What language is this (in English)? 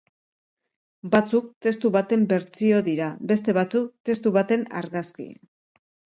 Basque